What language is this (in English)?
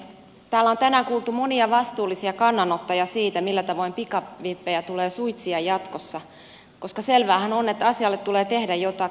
Finnish